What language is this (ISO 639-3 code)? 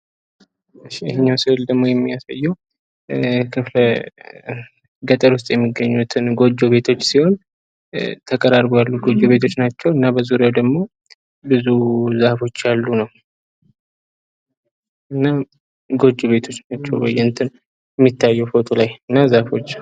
amh